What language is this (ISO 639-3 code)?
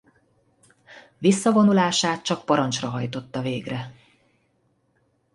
hun